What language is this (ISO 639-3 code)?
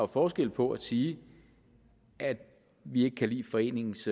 dan